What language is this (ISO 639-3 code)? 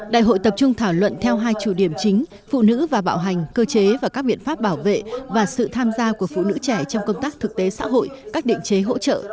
vie